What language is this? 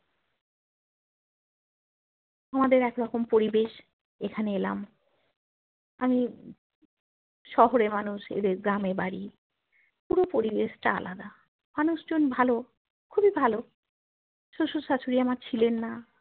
Bangla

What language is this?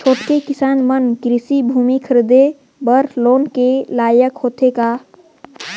Chhattisgarhi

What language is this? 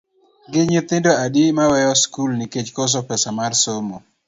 Luo (Kenya and Tanzania)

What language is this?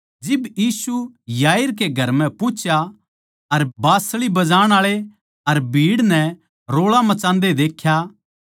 Haryanvi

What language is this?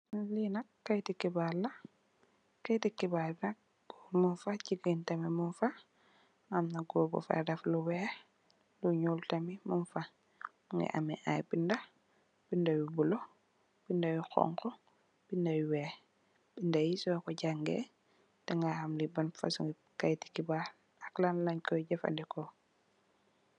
Wolof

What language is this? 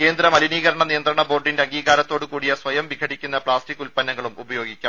Malayalam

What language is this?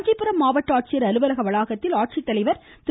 Tamil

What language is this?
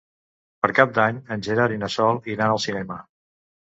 Catalan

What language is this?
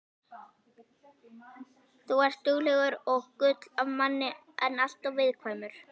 Icelandic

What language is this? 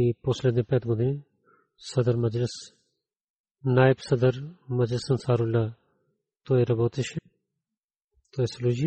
Bulgarian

